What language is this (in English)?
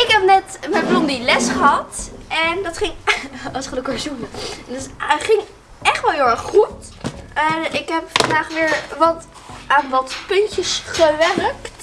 Dutch